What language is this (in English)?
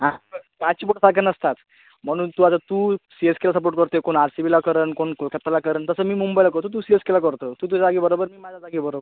Marathi